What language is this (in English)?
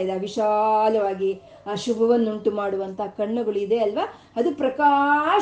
Kannada